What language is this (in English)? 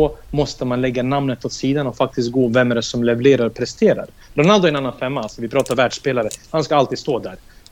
Swedish